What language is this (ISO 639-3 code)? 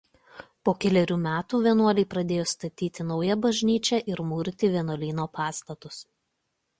lit